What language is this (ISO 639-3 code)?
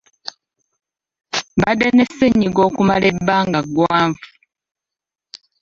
lug